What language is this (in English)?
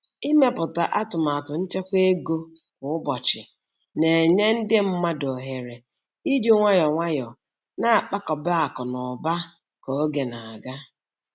Igbo